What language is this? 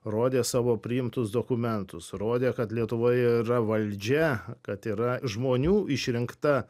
Lithuanian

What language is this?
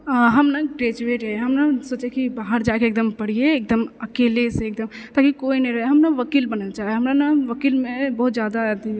Maithili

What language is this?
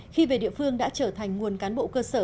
Vietnamese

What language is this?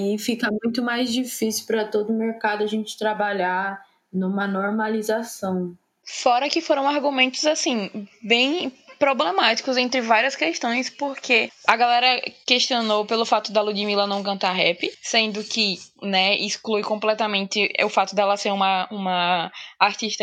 Portuguese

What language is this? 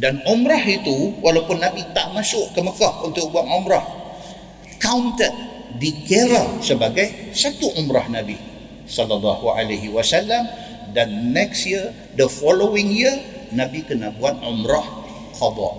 Malay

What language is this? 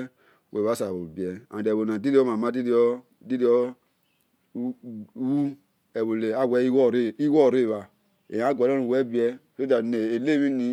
Esan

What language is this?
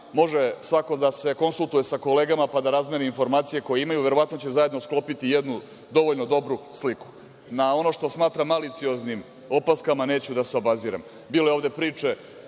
Serbian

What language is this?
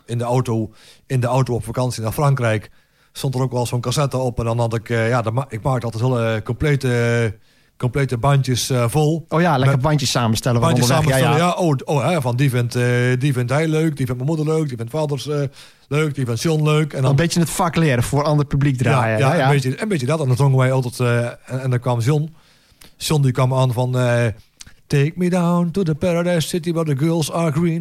Dutch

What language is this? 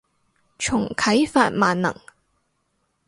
Cantonese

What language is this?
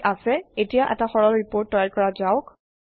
Assamese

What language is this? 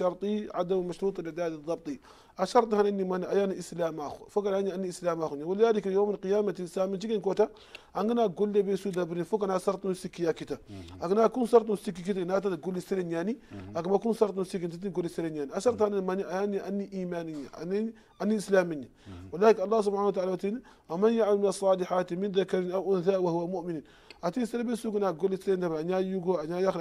Arabic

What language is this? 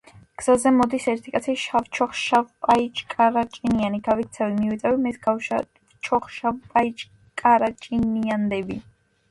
Georgian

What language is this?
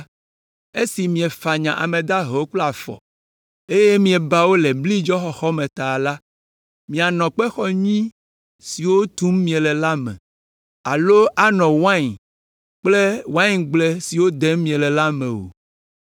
Ewe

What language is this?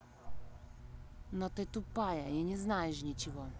Russian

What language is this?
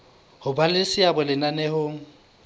Southern Sotho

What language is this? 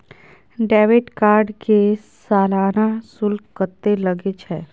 Maithili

